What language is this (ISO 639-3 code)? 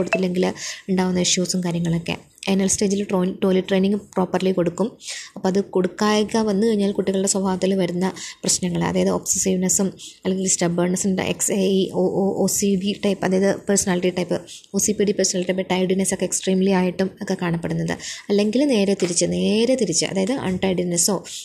mal